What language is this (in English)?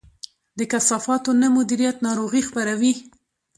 Pashto